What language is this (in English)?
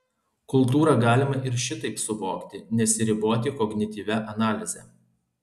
Lithuanian